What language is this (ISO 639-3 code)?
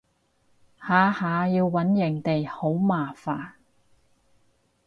yue